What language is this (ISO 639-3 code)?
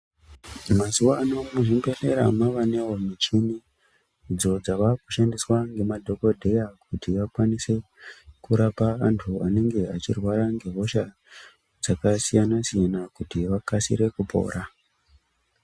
ndc